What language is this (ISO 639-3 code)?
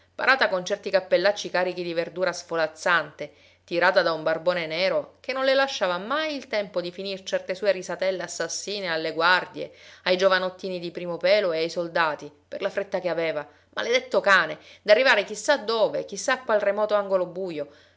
ita